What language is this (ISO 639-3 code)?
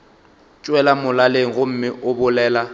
nso